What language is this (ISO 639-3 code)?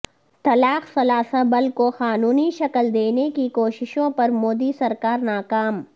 urd